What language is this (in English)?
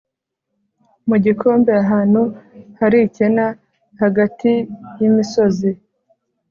Kinyarwanda